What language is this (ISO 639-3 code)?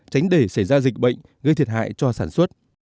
vie